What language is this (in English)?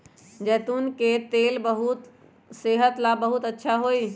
Magahi